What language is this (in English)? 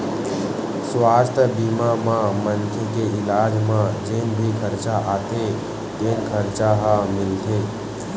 Chhattisgarhi